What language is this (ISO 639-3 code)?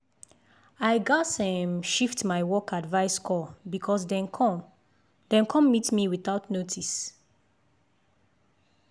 pcm